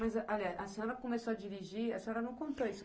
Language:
Portuguese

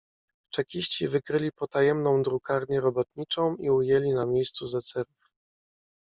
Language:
Polish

